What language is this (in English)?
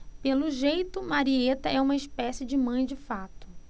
Portuguese